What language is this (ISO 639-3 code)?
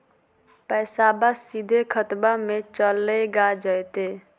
mag